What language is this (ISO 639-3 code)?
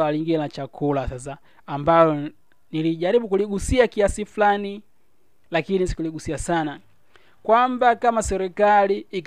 swa